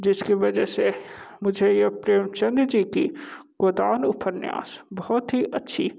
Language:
Hindi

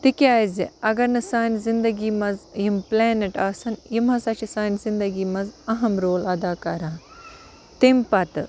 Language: Kashmiri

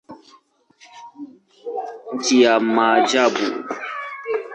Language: Swahili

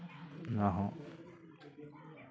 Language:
Santali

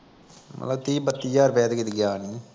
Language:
Punjabi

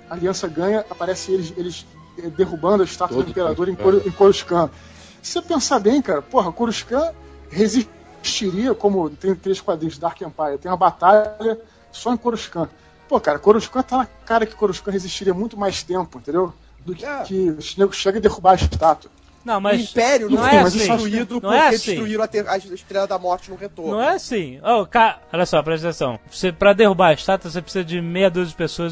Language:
Portuguese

